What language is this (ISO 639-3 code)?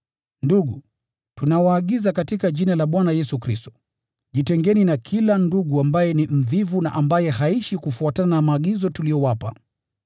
swa